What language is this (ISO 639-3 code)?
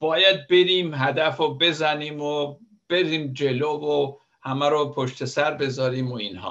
fas